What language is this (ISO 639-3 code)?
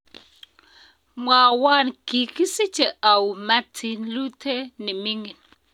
kln